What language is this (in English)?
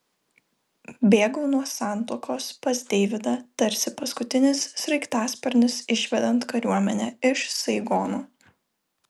Lithuanian